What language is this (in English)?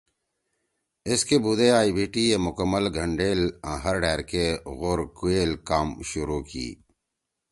Torwali